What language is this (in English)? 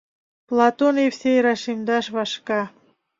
Mari